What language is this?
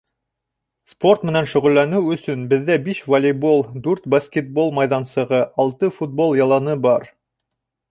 Bashkir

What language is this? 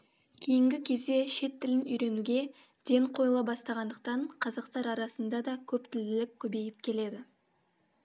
Kazakh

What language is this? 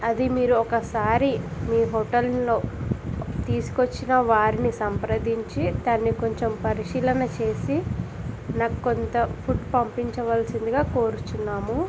Telugu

